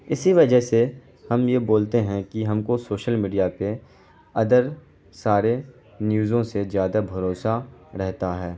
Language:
Urdu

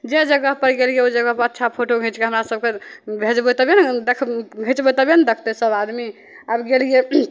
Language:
Maithili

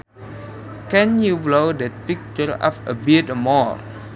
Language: Sundanese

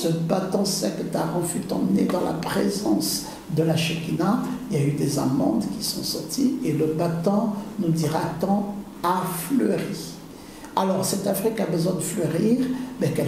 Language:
French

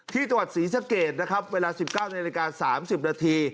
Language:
Thai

